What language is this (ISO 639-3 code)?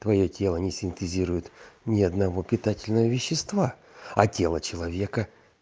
rus